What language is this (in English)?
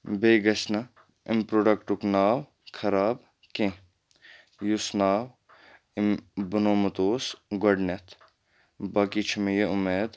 Kashmiri